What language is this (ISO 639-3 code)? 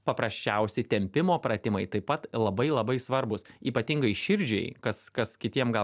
lit